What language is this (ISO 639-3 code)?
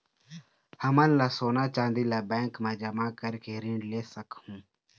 hne